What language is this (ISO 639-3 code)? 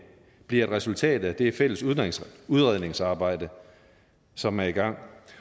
dan